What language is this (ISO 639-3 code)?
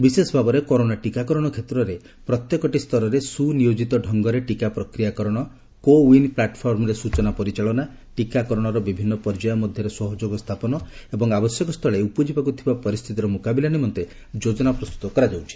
ori